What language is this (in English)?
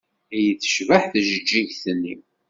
Kabyle